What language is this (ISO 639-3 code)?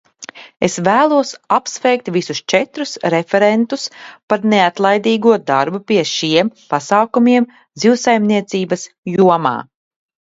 lav